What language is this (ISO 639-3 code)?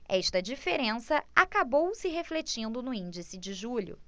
por